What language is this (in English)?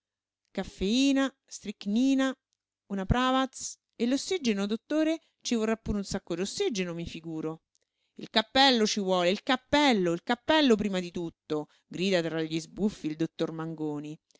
Italian